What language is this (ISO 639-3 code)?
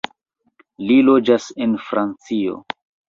epo